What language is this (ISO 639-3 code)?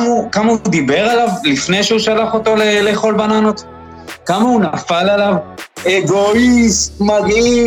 heb